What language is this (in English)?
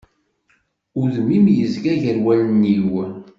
Kabyle